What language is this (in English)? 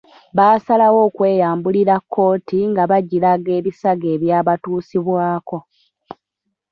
Ganda